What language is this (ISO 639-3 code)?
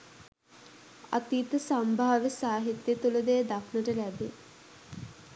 sin